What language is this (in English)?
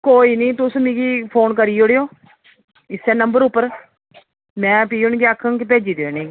Dogri